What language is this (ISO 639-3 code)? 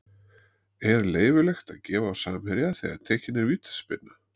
isl